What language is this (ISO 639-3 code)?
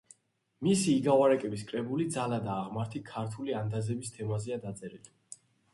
kat